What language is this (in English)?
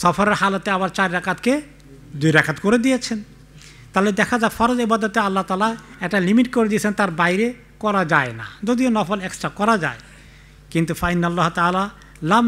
Arabic